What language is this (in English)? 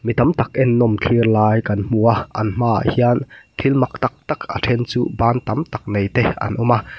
Mizo